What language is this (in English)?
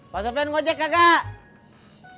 Indonesian